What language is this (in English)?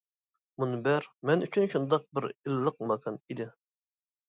Uyghur